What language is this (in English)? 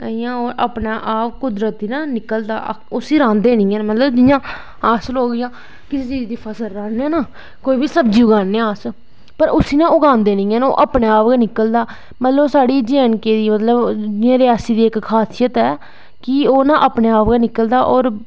Dogri